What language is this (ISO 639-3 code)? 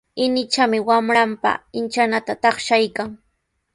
qws